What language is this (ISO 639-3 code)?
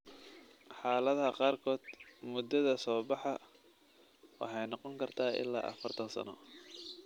som